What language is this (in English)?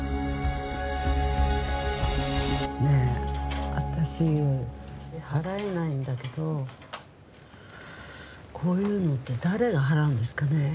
Japanese